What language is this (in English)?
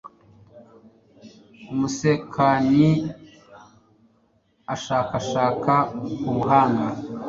Kinyarwanda